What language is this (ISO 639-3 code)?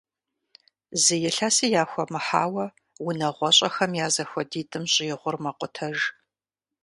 kbd